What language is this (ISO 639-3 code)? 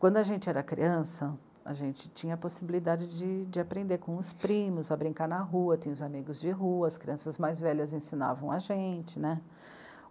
por